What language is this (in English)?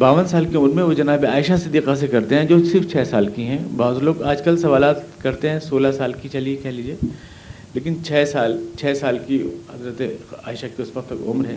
Urdu